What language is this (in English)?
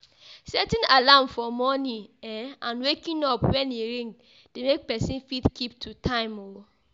Nigerian Pidgin